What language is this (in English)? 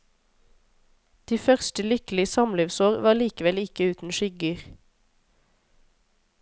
Norwegian